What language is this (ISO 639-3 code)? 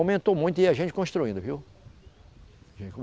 por